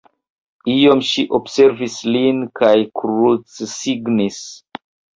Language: Esperanto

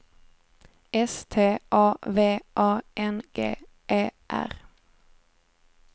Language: Swedish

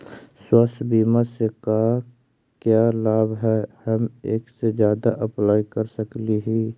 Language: Magahi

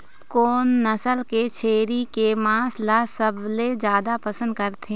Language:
Chhattisgarhi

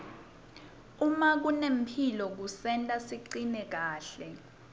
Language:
Swati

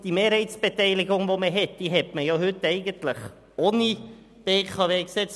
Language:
Swiss German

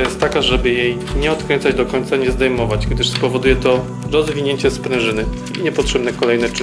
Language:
Polish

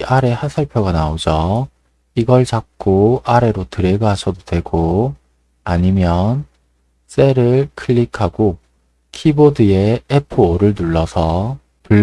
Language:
Korean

